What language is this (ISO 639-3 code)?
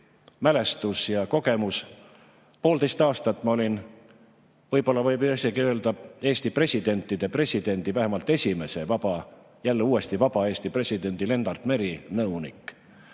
est